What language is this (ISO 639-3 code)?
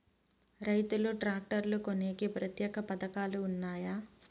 tel